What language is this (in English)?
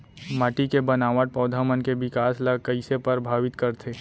Chhattisgarhi